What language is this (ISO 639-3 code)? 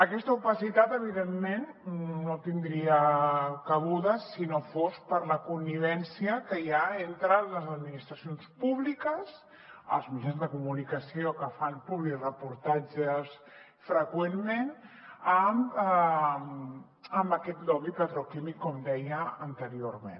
cat